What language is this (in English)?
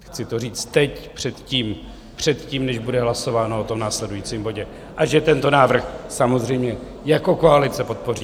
Czech